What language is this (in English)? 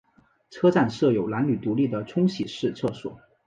Chinese